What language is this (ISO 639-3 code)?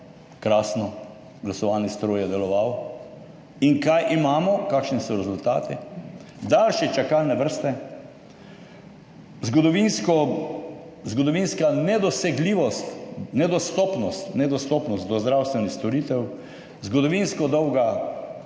slv